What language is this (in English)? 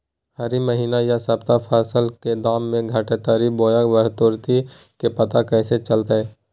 Magahi